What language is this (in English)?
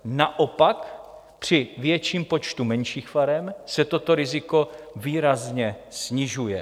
Czech